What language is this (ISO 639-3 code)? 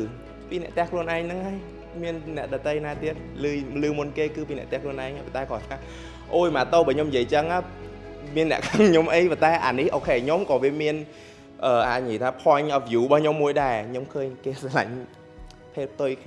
vie